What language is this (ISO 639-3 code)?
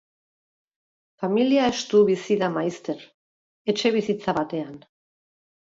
eus